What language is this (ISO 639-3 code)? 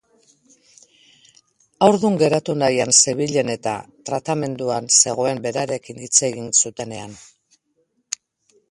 eus